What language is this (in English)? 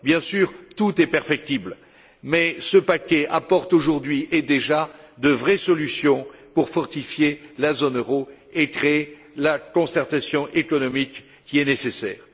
French